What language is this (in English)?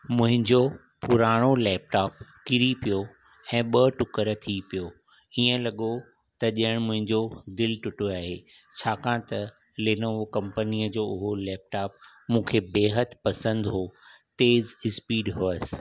Sindhi